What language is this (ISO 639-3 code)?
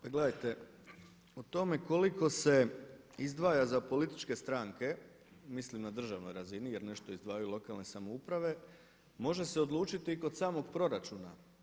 hrv